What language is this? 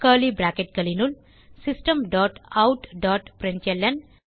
Tamil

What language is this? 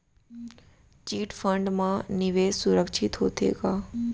Chhattisgarhi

